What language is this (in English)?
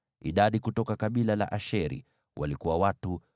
Swahili